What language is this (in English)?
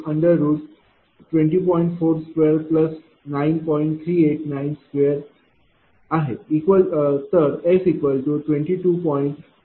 Marathi